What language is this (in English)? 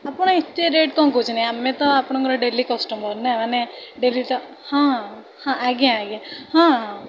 Odia